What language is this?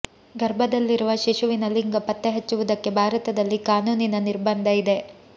Kannada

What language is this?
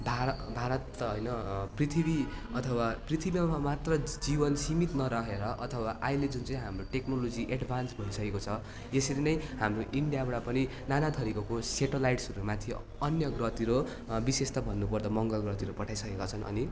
Nepali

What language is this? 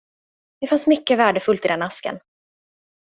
Swedish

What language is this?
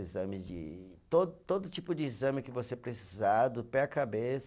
Portuguese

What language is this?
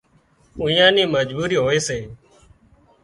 Wadiyara Koli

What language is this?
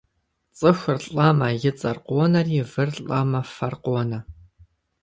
Kabardian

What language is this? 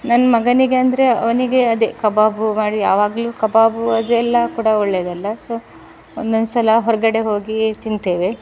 Kannada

